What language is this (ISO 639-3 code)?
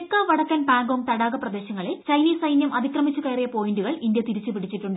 mal